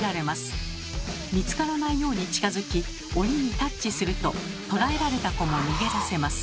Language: Japanese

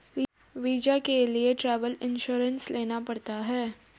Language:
Hindi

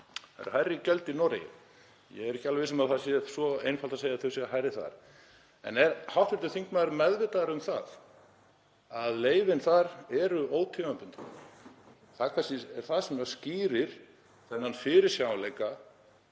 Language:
Icelandic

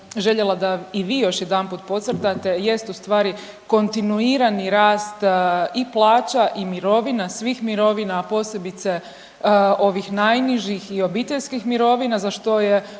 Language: Croatian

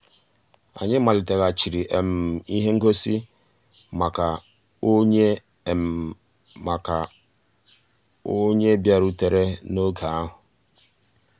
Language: Igbo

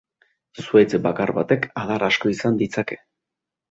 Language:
Basque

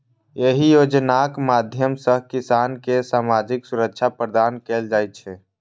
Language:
Maithili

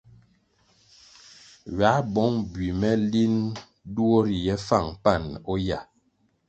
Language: Kwasio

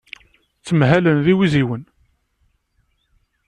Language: Kabyle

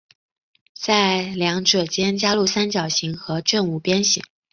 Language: Chinese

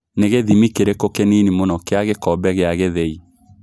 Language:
Kikuyu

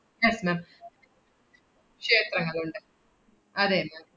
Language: Malayalam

